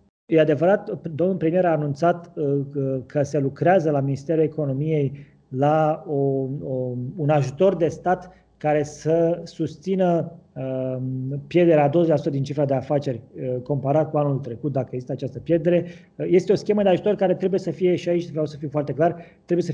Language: Romanian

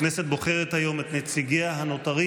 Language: Hebrew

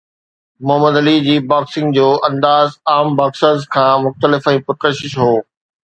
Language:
Sindhi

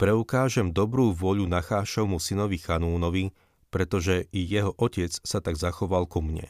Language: Slovak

